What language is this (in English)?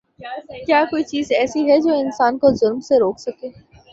Urdu